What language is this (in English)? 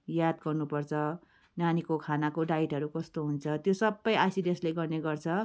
Nepali